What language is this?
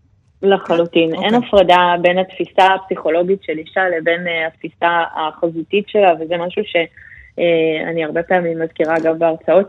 Hebrew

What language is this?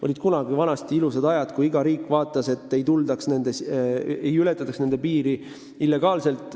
Estonian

